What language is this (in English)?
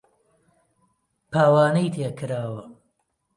Central Kurdish